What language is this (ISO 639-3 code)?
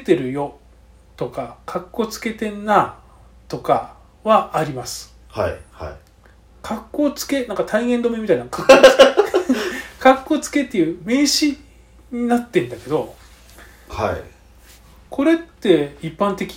jpn